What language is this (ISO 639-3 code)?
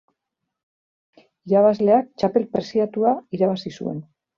eus